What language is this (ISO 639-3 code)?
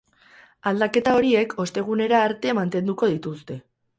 eus